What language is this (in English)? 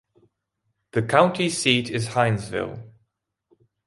English